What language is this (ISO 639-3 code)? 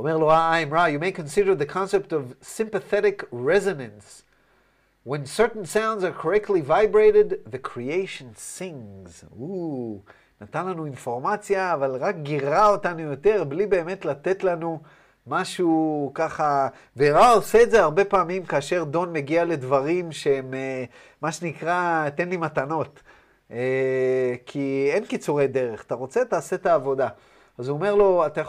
heb